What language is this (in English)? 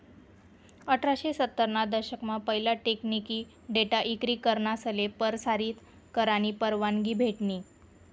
Marathi